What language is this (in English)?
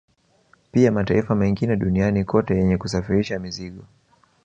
Swahili